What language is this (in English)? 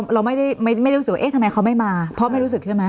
Thai